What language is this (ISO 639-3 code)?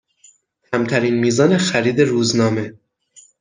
fas